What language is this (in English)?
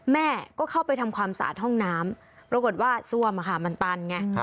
Thai